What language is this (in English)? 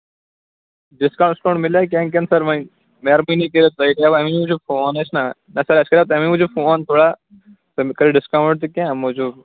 Kashmiri